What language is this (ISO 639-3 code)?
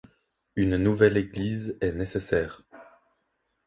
fra